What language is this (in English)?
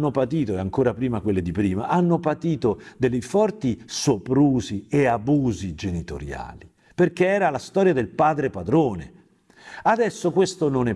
Italian